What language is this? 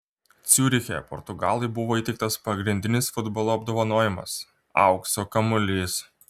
Lithuanian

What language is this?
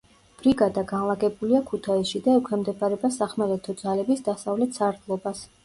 Georgian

